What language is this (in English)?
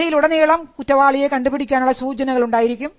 Malayalam